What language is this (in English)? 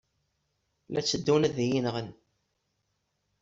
Kabyle